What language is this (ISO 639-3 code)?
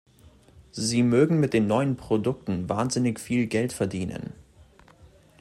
deu